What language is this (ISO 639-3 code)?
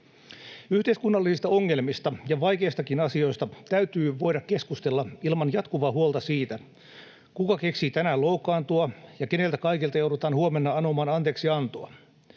fin